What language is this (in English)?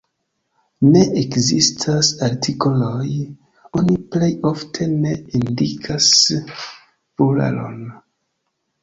Esperanto